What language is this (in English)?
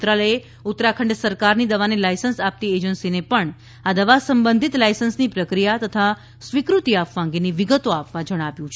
Gujarati